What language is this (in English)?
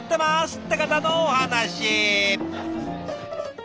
Japanese